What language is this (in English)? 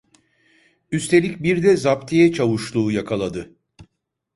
Turkish